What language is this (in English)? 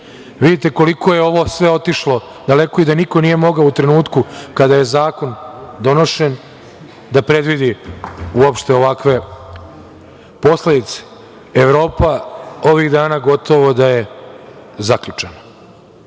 Serbian